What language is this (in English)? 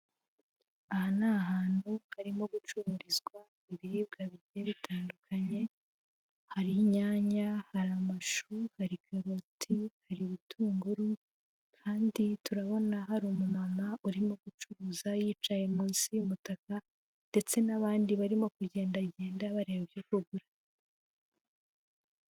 Kinyarwanda